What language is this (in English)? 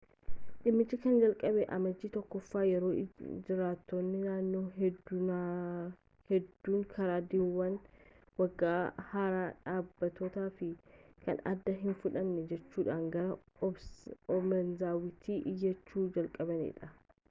Oromo